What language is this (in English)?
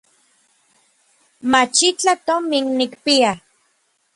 Orizaba Nahuatl